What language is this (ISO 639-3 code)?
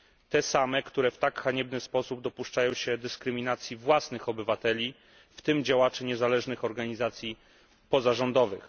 pol